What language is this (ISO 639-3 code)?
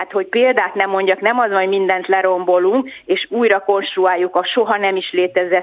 hun